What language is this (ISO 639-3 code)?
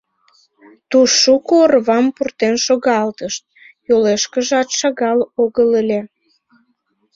chm